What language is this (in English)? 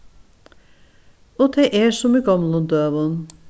Faroese